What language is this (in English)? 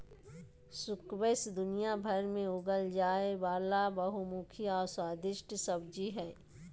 Magahi